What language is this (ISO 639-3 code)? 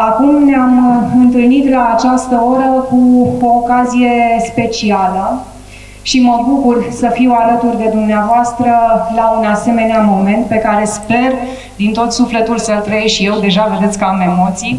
ron